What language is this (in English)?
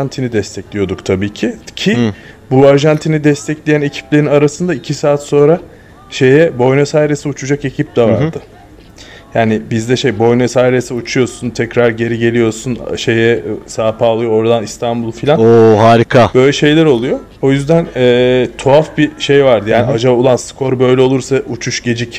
Turkish